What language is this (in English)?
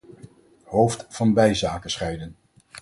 Dutch